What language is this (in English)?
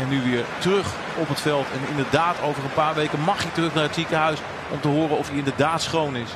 Dutch